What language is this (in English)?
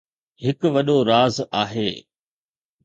Sindhi